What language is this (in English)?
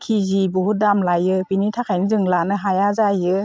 Bodo